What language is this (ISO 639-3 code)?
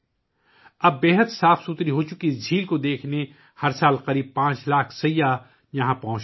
urd